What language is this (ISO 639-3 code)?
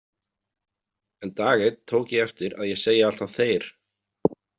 isl